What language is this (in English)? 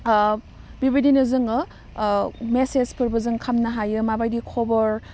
Bodo